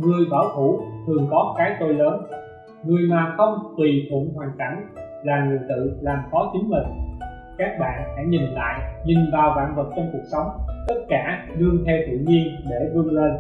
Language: Vietnamese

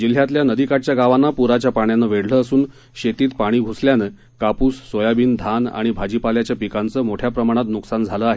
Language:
Marathi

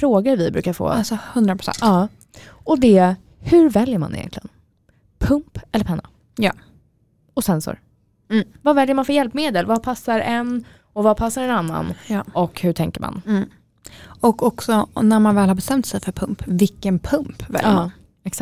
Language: Swedish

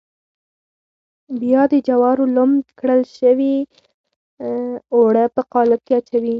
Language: Pashto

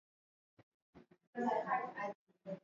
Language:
Swahili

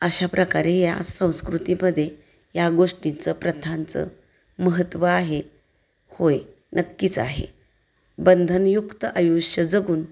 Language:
Marathi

